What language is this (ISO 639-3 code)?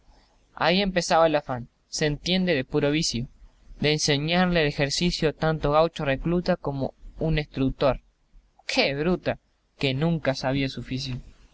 spa